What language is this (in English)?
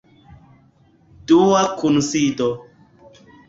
Esperanto